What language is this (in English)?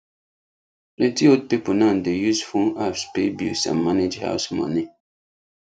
Nigerian Pidgin